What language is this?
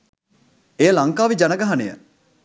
Sinhala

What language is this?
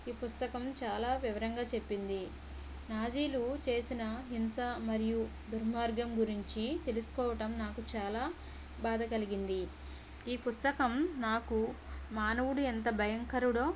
Telugu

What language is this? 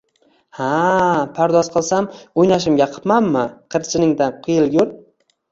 Uzbek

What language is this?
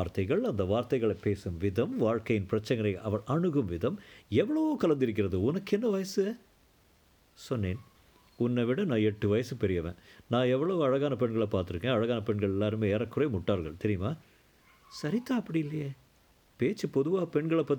Tamil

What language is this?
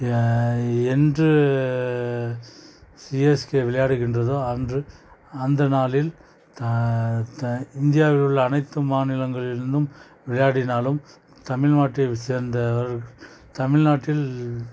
Tamil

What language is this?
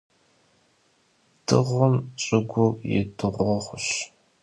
Kabardian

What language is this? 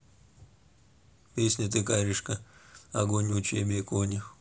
Russian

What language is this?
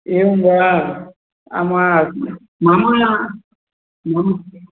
Sanskrit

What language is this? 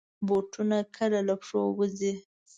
Pashto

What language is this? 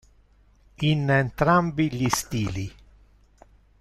Italian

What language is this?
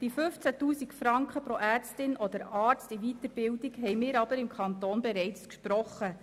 Swiss German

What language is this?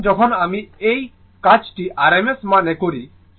Bangla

